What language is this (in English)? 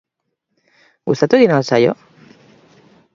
Basque